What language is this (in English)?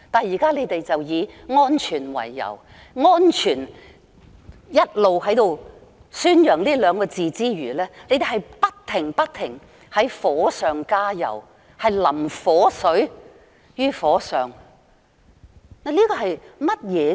Cantonese